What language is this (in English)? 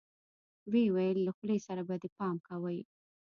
Pashto